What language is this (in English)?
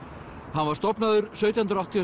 Icelandic